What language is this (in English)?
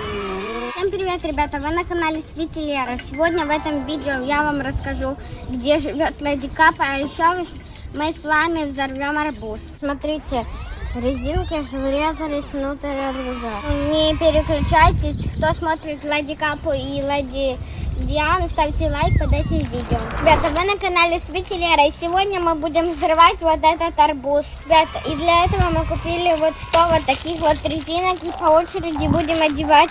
Russian